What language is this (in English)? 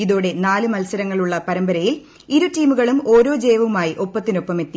Malayalam